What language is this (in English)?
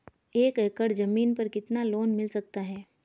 Hindi